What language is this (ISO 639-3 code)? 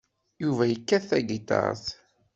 kab